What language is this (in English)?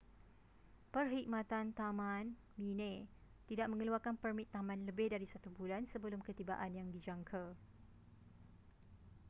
Malay